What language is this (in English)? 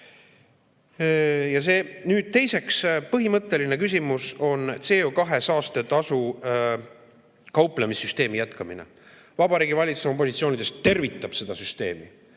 Estonian